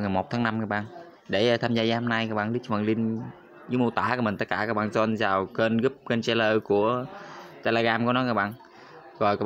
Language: Vietnamese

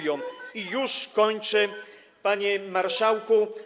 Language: Polish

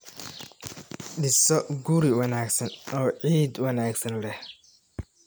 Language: Somali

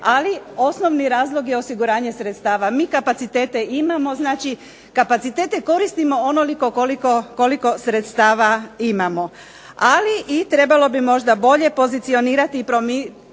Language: Croatian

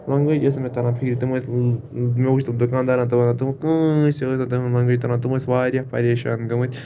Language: Kashmiri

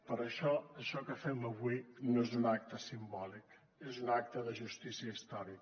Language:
Catalan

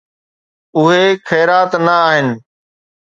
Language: Sindhi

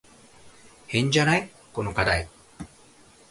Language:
Japanese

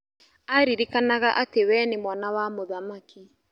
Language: Kikuyu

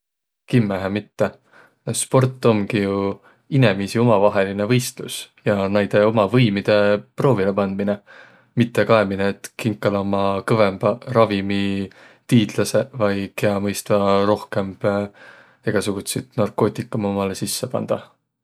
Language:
Võro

